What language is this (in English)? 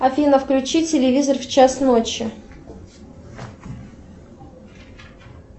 Russian